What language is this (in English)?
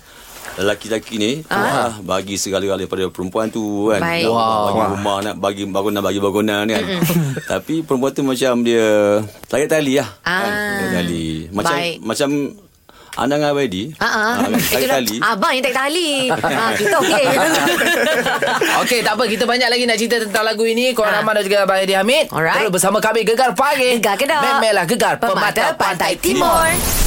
Malay